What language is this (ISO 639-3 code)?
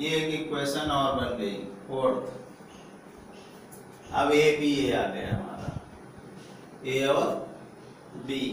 hin